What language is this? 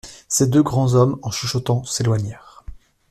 French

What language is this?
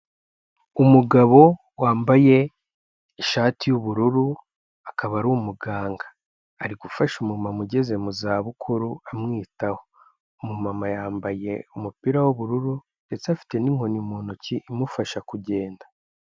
Kinyarwanda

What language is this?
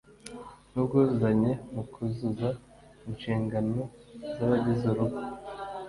Kinyarwanda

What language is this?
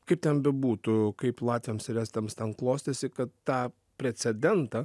Lithuanian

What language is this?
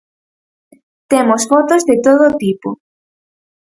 Galician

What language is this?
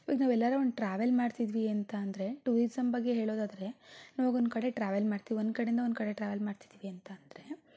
Kannada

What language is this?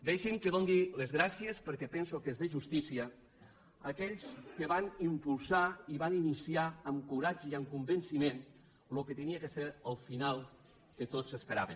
Catalan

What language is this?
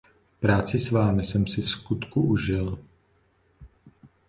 Czech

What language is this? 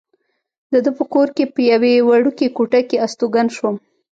Pashto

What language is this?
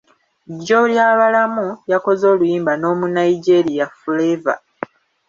Ganda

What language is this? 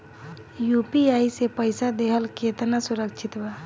Bhojpuri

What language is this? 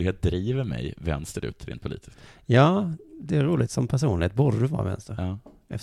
Swedish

